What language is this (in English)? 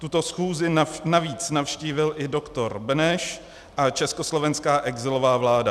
Czech